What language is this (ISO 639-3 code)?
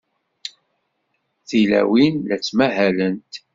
kab